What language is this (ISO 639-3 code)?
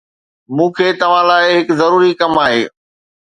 snd